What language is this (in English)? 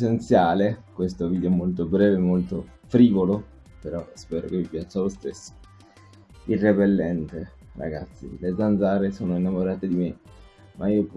Italian